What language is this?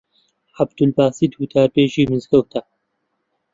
Central Kurdish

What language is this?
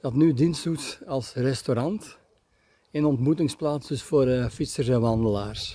Dutch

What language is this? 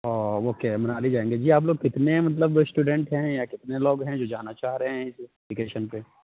Urdu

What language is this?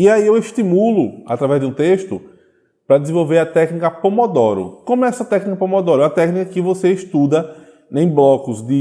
Portuguese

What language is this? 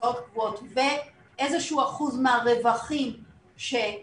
Hebrew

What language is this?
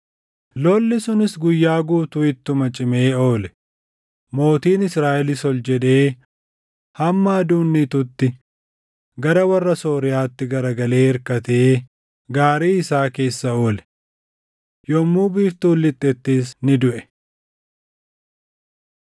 Oromo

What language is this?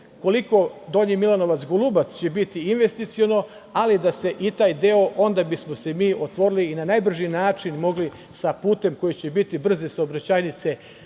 Serbian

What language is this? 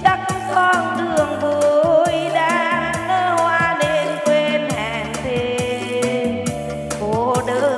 Vietnamese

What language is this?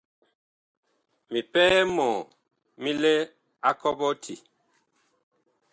Bakoko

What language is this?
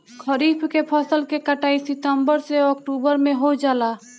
Bhojpuri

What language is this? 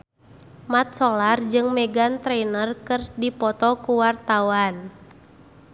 Sundanese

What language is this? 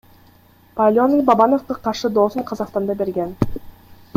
Kyrgyz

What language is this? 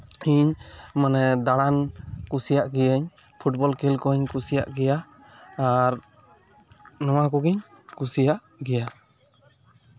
Santali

